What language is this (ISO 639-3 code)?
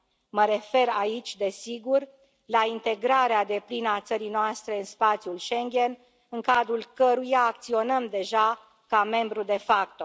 ron